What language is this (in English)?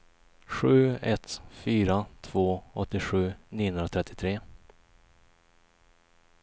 Swedish